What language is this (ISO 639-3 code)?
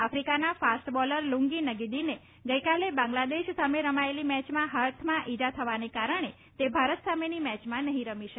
guj